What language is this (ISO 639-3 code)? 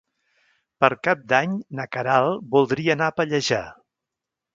cat